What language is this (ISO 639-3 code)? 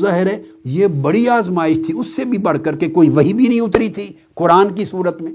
urd